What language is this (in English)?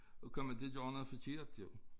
Danish